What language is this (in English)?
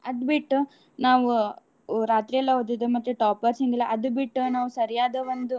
Kannada